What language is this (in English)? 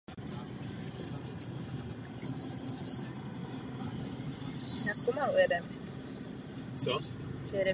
Czech